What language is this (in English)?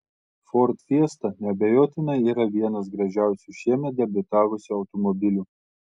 Lithuanian